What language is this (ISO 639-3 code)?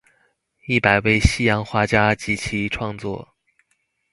zho